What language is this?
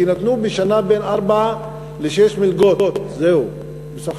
Hebrew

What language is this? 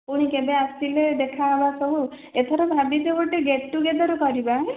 Odia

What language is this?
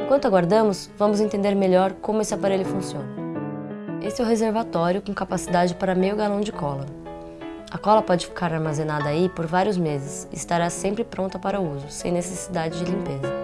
Portuguese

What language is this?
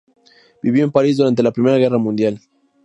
Spanish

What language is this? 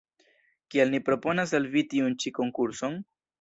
Esperanto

